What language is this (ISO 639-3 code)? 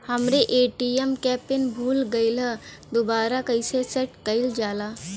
bho